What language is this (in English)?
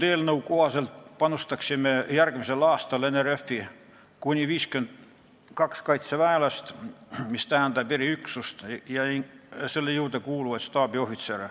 Estonian